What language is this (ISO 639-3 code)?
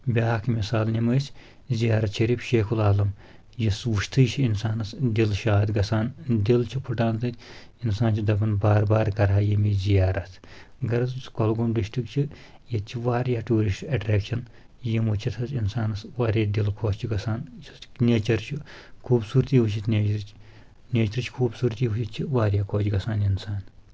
kas